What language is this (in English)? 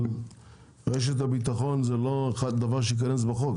Hebrew